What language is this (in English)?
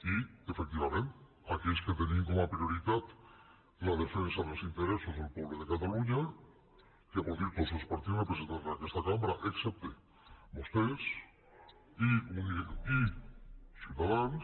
Catalan